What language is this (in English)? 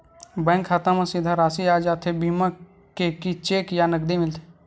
Chhattisgarhi